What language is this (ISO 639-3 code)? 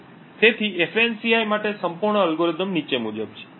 guj